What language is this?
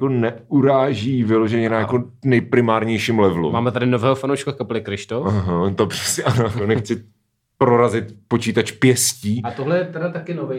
Czech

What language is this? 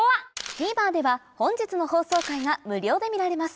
Japanese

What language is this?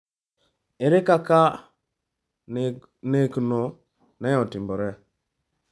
Luo (Kenya and Tanzania)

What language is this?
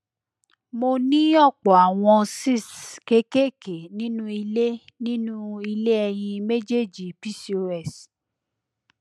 Yoruba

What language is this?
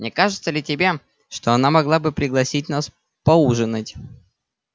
Russian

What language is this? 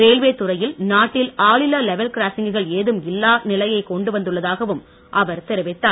Tamil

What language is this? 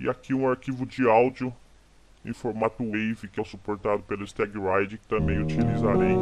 Portuguese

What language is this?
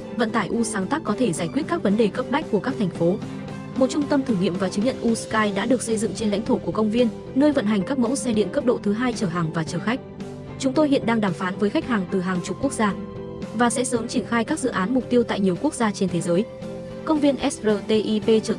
Vietnamese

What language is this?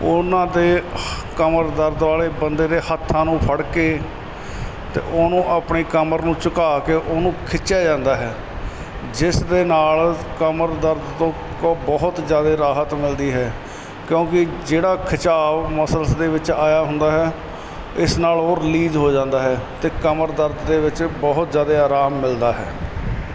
Punjabi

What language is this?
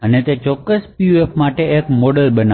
Gujarati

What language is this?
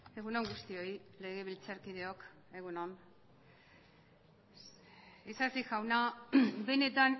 Basque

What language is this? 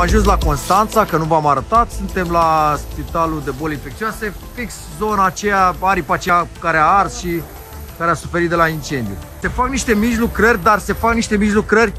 Romanian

